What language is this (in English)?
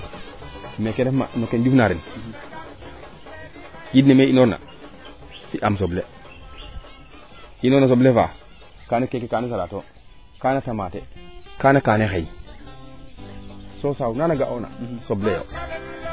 Serer